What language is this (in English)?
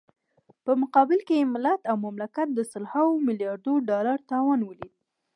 Pashto